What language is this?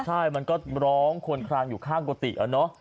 Thai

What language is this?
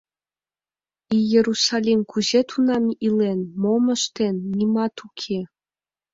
Mari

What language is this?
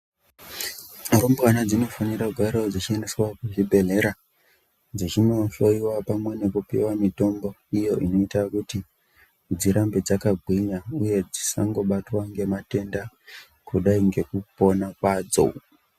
Ndau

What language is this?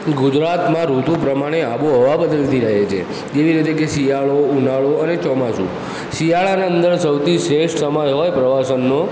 Gujarati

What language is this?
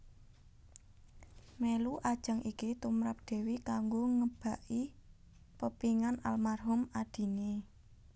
Javanese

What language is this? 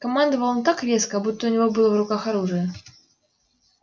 Russian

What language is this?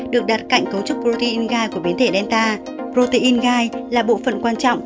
Vietnamese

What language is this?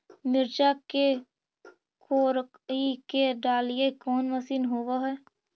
Magahi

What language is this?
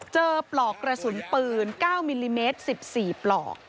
Thai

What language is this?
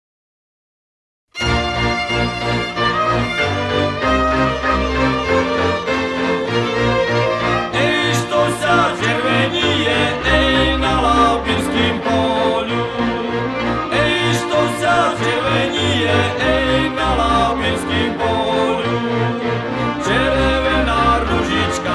Slovak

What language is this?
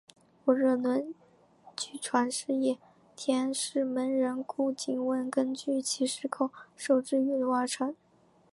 Chinese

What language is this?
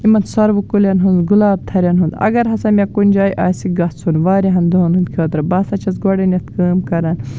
Kashmiri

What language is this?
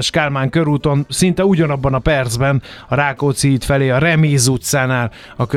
Hungarian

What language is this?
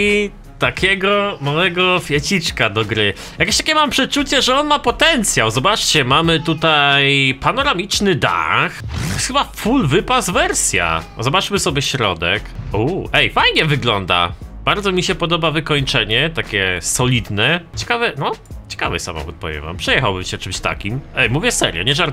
Polish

